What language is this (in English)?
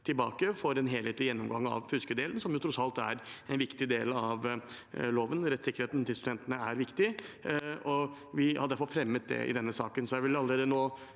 Norwegian